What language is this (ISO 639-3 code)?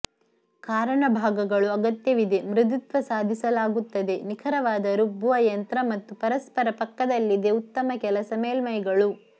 kan